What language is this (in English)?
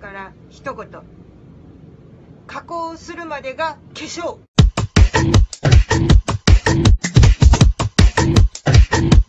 Japanese